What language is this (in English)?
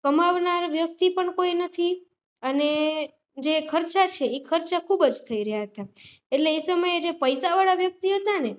Gujarati